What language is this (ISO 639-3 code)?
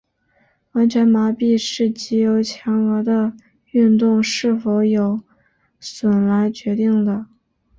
zho